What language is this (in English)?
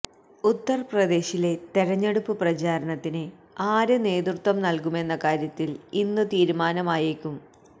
Malayalam